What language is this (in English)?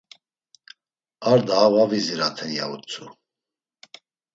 Laz